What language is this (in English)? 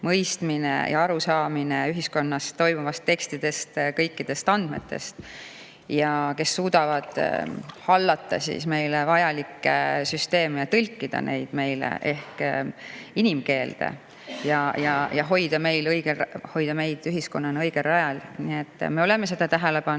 Estonian